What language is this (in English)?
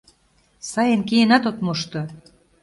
Mari